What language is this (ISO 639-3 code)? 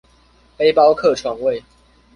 zho